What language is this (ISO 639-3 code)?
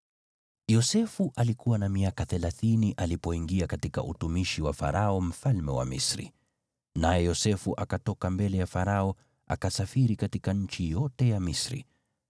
swa